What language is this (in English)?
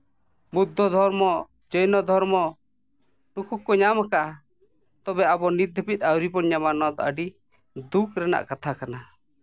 Santali